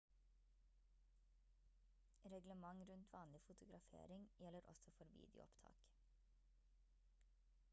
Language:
Norwegian Bokmål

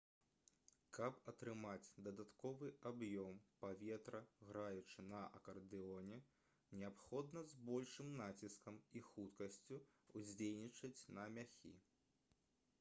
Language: Belarusian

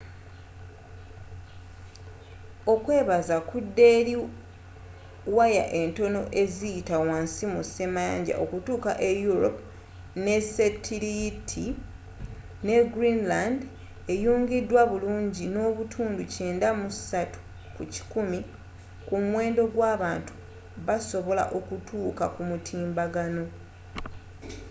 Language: Ganda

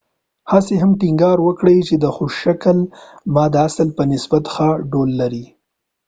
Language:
Pashto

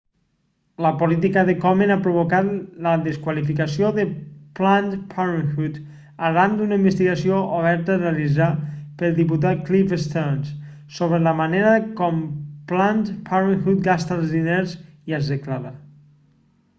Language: Catalan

